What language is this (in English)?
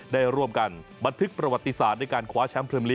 Thai